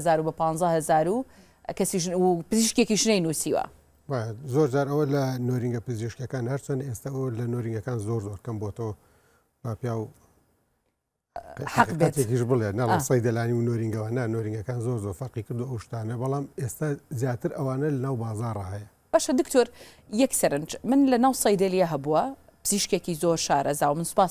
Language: Arabic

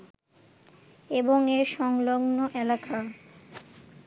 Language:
Bangla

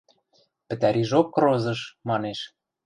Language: Western Mari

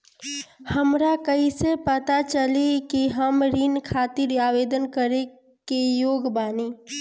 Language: Bhojpuri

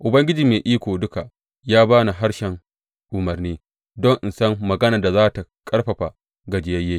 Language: Hausa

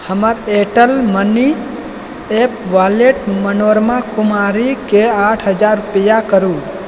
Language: Maithili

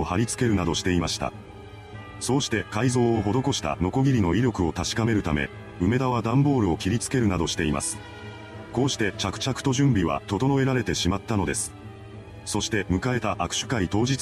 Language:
Japanese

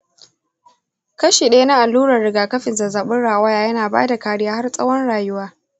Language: Hausa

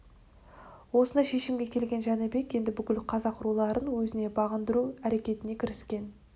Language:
Kazakh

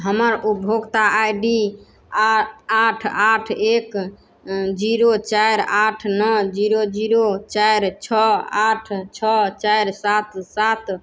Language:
Maithili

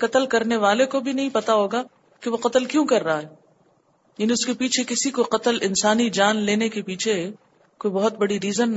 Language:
Urdu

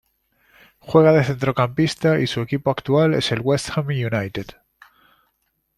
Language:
Spanish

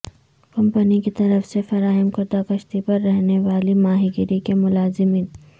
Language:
Urdu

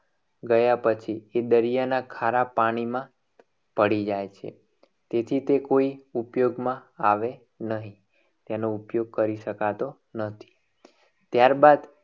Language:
Gujarati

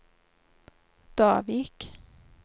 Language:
Norwegian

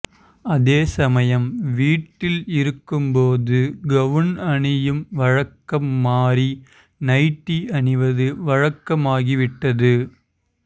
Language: Tamil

